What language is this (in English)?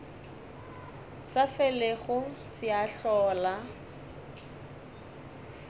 Northern Sotho